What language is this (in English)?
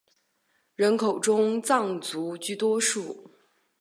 Chinese